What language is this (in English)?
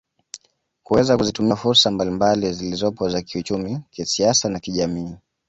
Swahili